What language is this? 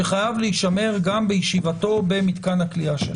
Hebrew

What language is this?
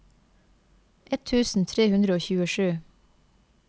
Norwegian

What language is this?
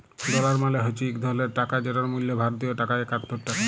Bangla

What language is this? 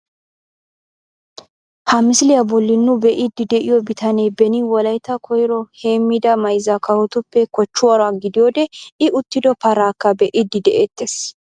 Wolaytta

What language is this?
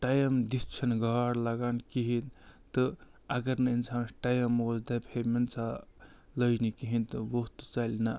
Kashmiri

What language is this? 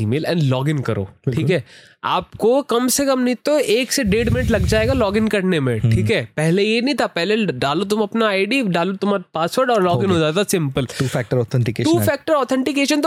Hindi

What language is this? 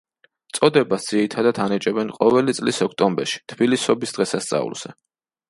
Georgian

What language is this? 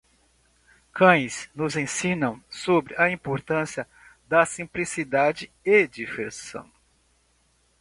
Portuguese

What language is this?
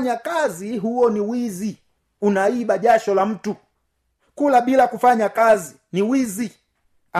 Swahili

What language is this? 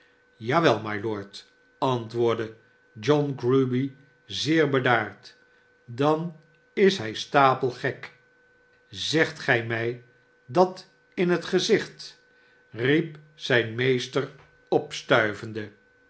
Dutch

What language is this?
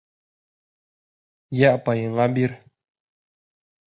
Bashkir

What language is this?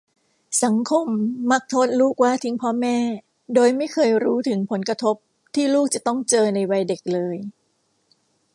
Thai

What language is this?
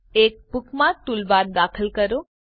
Gujarati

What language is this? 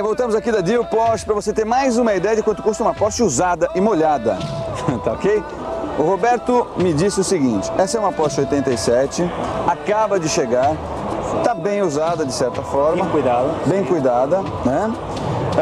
Portuguese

